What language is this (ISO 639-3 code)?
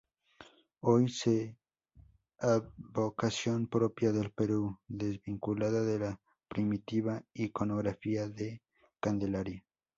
spa